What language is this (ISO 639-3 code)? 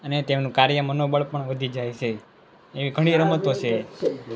guj